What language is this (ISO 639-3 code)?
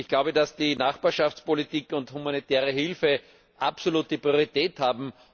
deu